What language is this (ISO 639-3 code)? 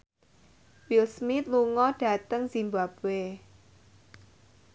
jav